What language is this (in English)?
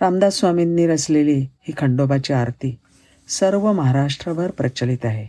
Marathi